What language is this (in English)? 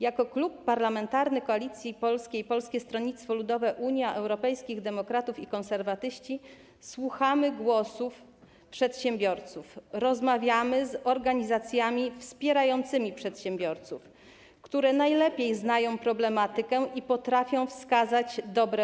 Polish